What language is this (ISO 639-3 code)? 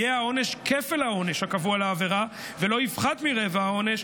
heb